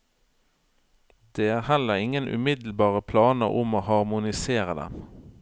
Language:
Norwegian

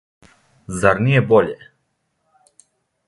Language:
Serbian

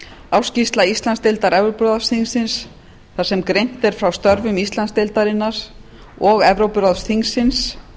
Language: Icelandic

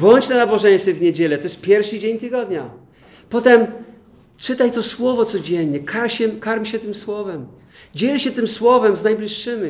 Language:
Polish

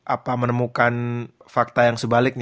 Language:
Indonesian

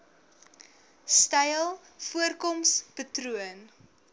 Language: Afrikaans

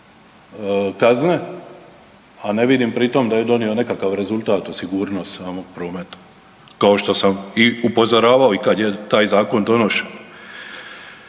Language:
Croatian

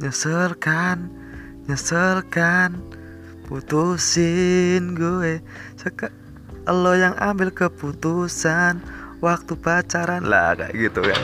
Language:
Indonesian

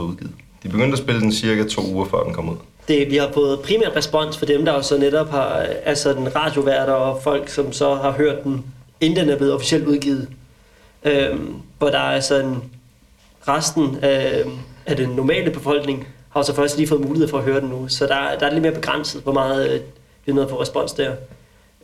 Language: Danish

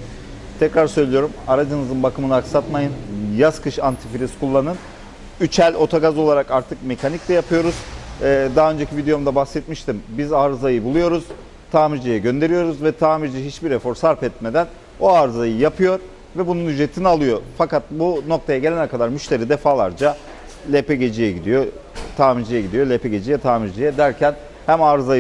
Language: Turkish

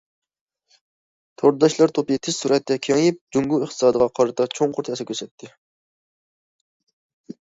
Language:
Uyghur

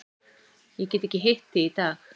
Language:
Icelandic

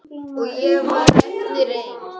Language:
Icelandic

